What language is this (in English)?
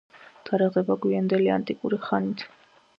Georgian